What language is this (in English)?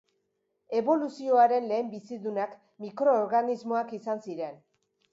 Basque